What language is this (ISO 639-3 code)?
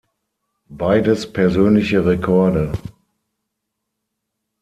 deu